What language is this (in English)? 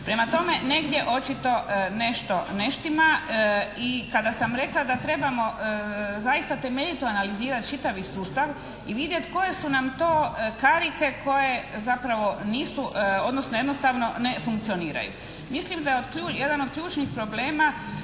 Croatian